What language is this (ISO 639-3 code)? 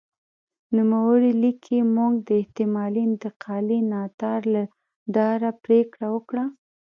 pus